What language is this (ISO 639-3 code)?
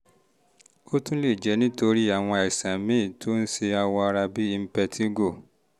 yor